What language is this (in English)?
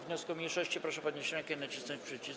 Polish